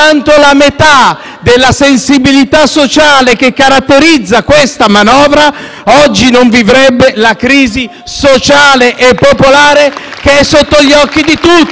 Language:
Italian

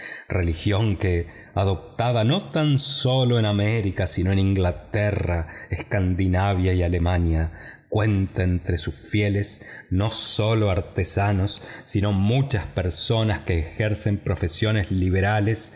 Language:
Spanish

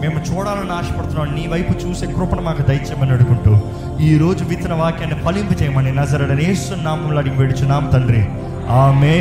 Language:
Telugu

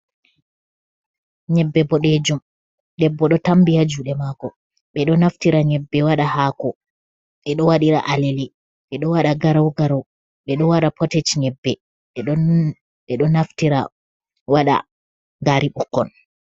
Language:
Fula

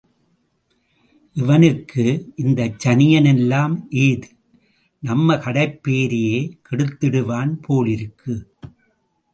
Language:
Tamil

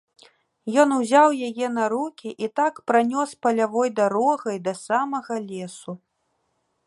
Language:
Belarusian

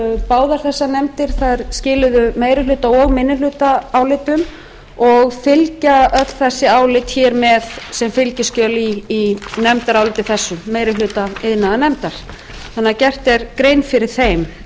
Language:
Icelandic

